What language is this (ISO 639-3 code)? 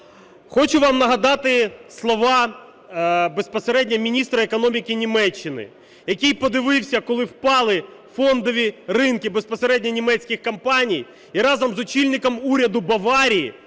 ukr